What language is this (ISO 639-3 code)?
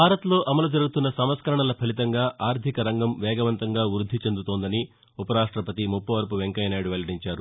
tel